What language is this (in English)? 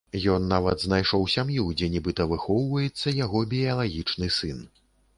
Belarusian